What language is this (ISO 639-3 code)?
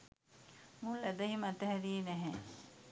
sin